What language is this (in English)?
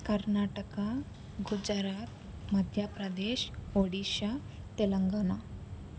Telugu